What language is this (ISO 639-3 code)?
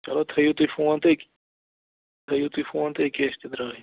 kas